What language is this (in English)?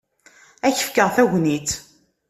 Kabyle